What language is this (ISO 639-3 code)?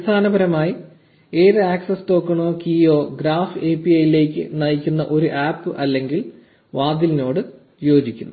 mal